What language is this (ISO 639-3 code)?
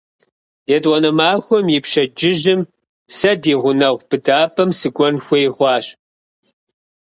kbd